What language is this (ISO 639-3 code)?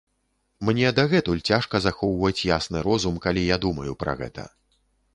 bel